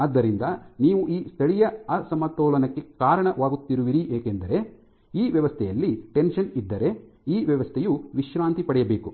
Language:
Kannada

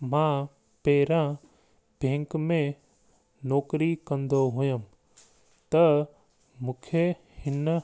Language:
Sindhi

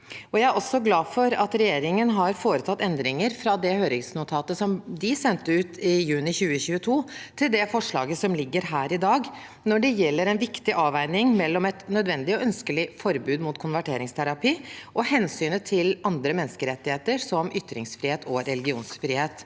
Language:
Norwegian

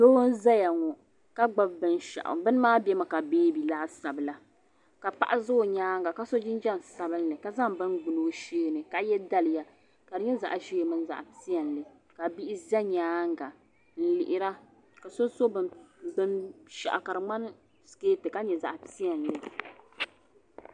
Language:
Dagbani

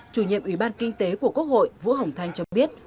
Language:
Vietnamese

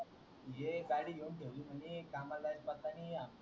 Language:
Marathi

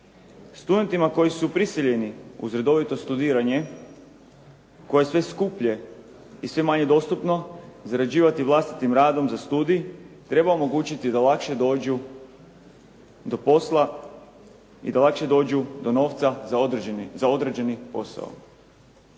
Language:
Croatian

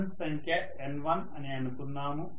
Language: Telugu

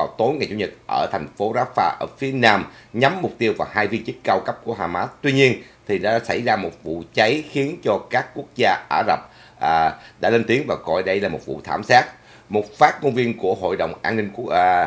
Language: Vietnamese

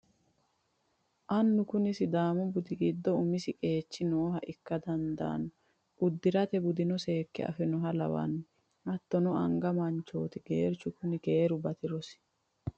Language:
Sidamo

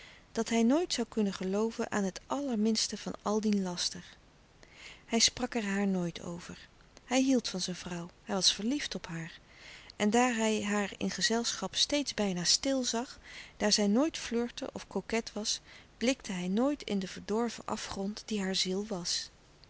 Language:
Dutch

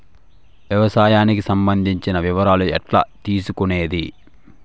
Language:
Telugu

